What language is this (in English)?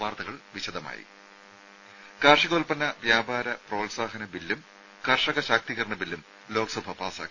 Malayalam